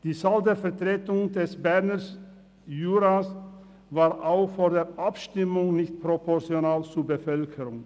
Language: Swiss German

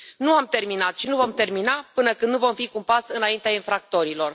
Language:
Romanian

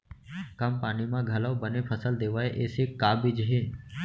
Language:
Chhattisgarhi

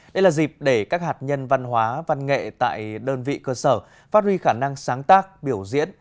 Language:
Vietnamese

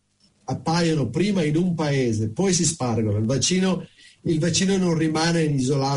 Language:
Italian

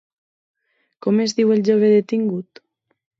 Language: Catalan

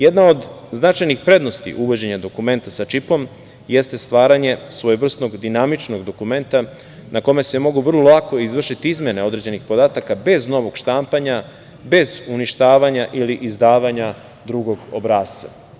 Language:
Serbian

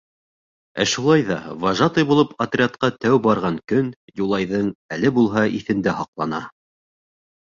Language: Bashkir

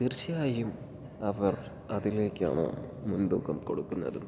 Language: Malayalam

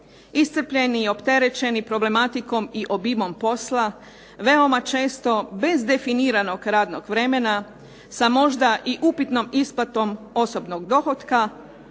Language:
Croatian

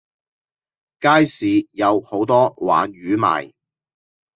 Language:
Cantonese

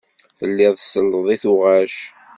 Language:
Kabyle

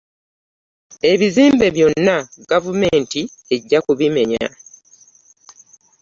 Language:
Ganda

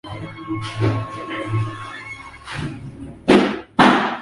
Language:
Swahili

